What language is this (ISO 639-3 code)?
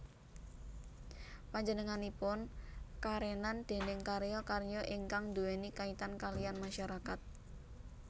jav